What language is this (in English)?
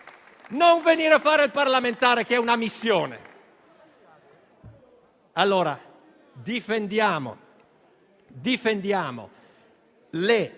Italian